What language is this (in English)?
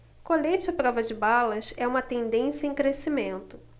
Portuguese